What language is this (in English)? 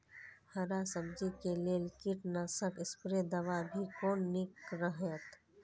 Maithili